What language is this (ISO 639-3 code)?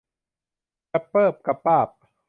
tha